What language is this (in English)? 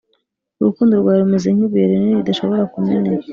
Kinyarwanda